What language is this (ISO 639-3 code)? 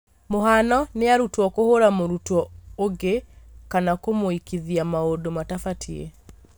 kik